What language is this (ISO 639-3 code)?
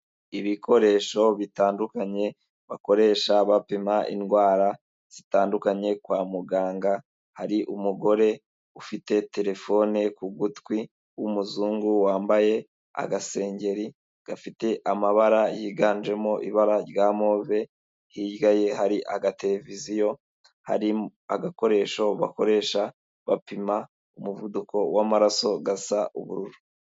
kin